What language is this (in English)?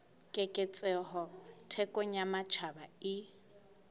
Southern Sotho